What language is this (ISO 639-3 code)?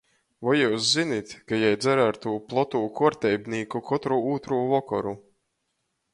ltg